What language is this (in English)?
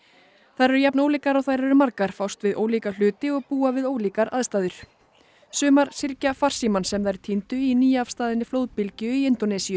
Icelandic